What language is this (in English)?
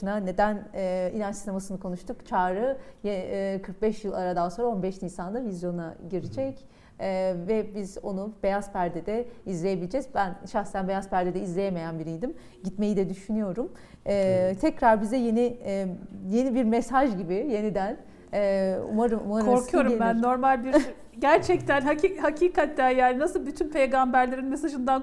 Turkish